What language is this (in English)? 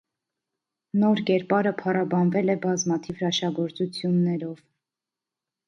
Armenian